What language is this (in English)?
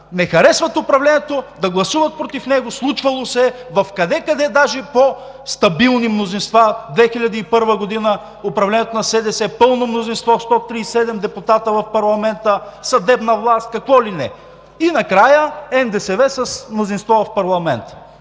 Bulgarian